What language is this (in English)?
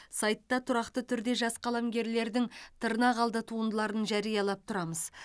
Kazakh